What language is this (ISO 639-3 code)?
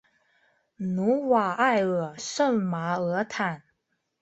zho